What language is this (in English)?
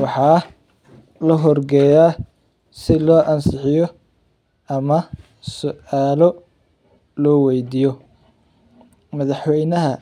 Somali